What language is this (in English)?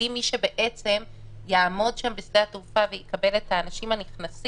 Hebrew